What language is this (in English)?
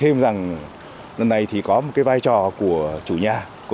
Vietnamese